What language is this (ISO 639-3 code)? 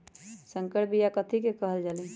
mag